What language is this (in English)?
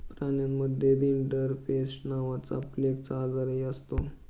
Marathi